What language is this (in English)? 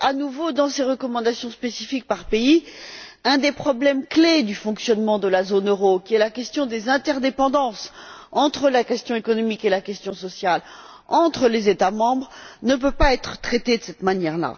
French